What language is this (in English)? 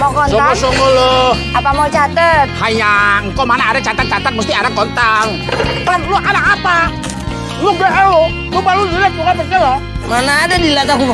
Indonesian